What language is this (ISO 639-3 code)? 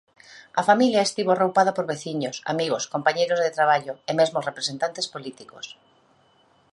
glg